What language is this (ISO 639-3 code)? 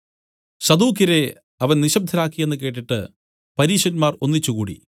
mal